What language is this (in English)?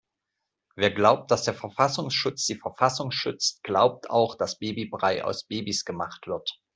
German